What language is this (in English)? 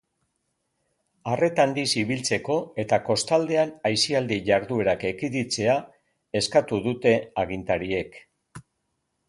Basque